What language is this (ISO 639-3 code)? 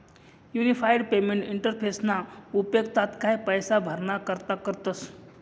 mar